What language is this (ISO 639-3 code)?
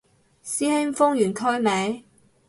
yue